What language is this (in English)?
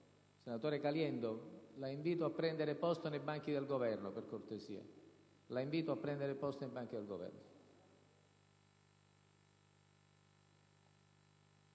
Italian